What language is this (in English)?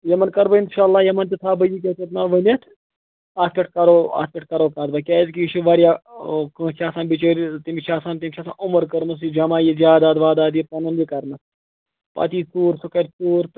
Kashmiri